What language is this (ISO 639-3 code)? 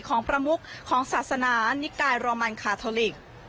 tha